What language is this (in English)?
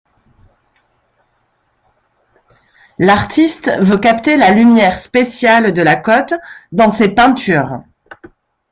French